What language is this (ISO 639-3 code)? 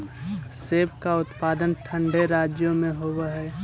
mag